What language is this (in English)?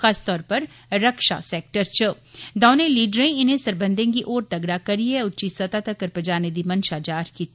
Dogri